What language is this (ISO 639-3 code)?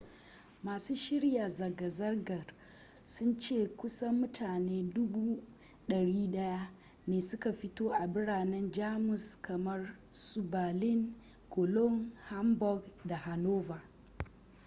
hau